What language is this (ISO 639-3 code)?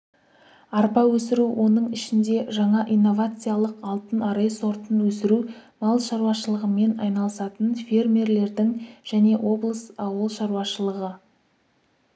kaz